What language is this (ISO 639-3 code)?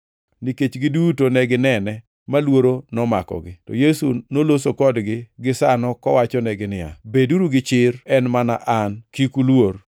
luo